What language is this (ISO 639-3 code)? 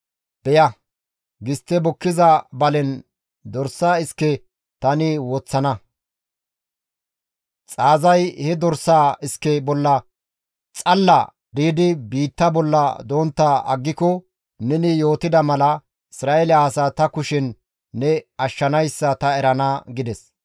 gmv